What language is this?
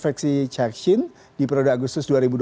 Indonesian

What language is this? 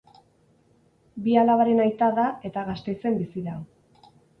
Basque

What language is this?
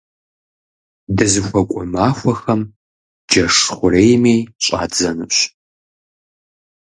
Kabardian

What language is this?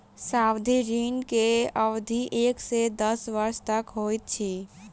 Maithili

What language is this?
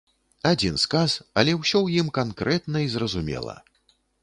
Belarusian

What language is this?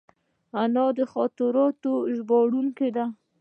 Pashto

